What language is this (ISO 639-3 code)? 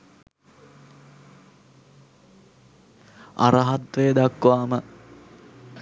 sin